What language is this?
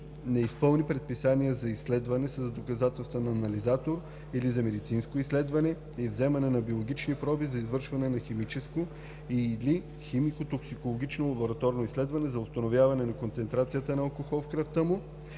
Bulgarian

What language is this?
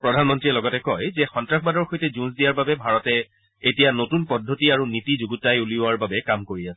Assamese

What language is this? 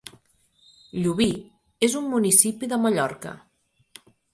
Catalan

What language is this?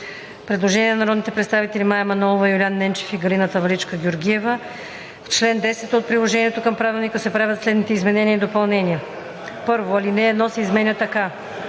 Bulgarian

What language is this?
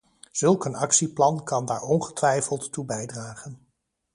Dutch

